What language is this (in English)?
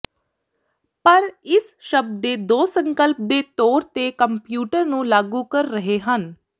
Punjabi